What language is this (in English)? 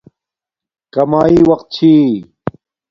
Domaaki